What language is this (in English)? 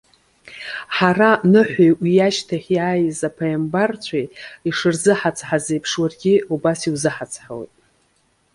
Abkhazian